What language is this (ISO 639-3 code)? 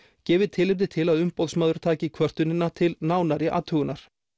isl